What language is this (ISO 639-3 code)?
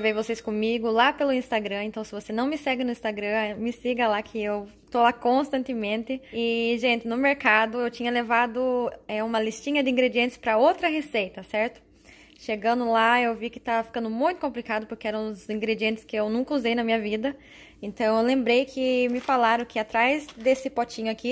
por